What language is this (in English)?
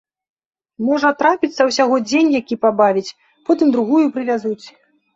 Belarusian